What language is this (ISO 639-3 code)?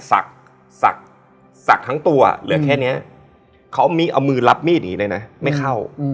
tha